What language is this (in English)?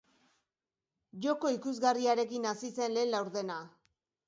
Basque